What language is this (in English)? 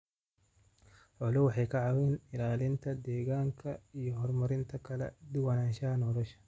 Somali